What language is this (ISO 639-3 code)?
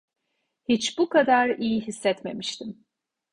tur